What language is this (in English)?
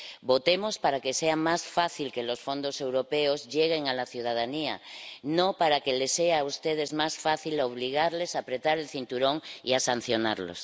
Spanish